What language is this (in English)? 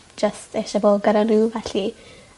Welsh